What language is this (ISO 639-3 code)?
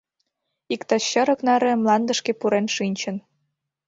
chm